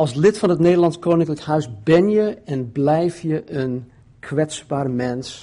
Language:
Dutch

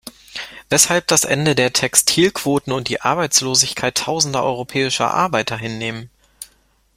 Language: German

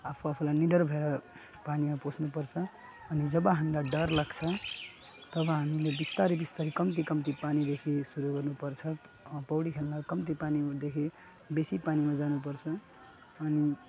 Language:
Nepali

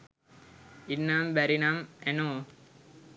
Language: Sinhala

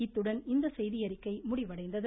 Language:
Tamil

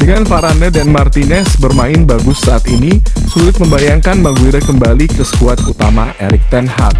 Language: Indonesian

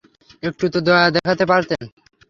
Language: Bangla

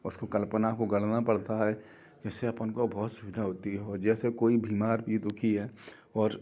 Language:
Hindi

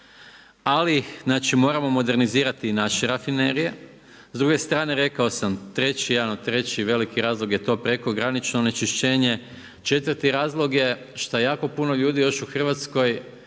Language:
Croatian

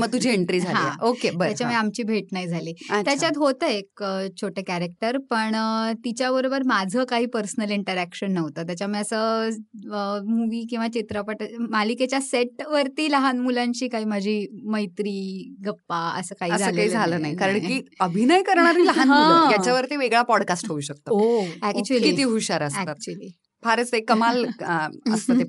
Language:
Marathi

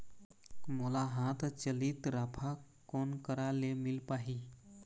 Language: Chhattisgarhi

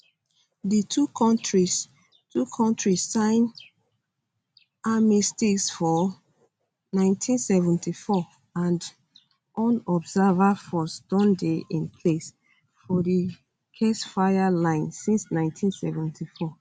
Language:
Nigerian Pidgin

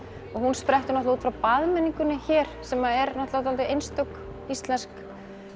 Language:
Icelandic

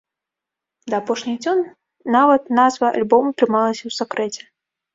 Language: Belarusian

